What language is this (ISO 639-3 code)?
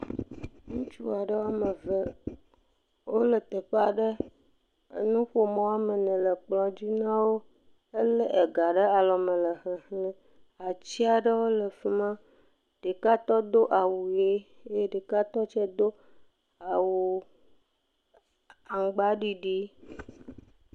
ewe